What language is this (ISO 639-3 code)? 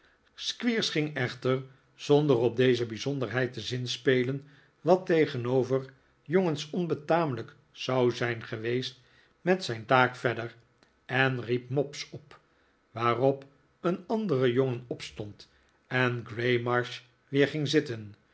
nld